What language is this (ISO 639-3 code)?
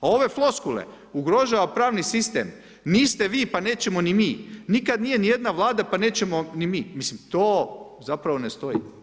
hrv